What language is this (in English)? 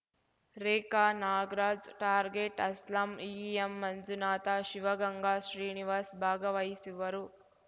Kannada